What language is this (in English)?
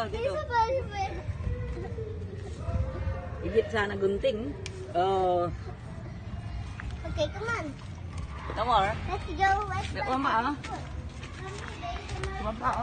English